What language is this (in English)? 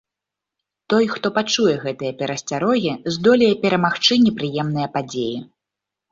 Belarusian